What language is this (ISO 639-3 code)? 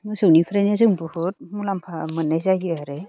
brx